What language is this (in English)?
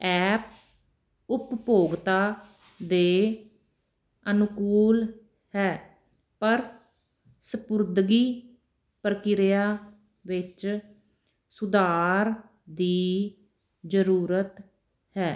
Punjabi